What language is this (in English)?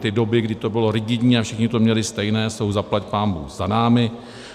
Czech